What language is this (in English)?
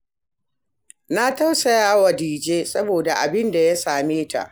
Hausa